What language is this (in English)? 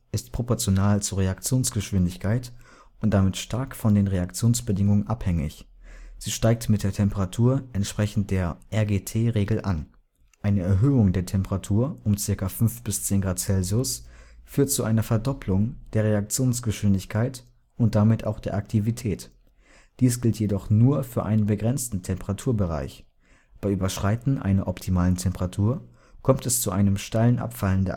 German